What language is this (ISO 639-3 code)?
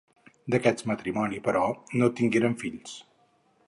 cat